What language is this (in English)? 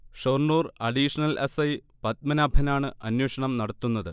Malayalam